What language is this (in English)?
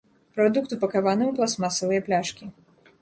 Belarusian